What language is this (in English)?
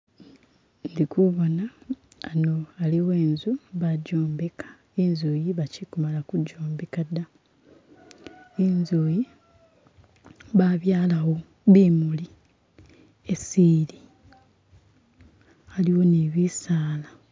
Masaaba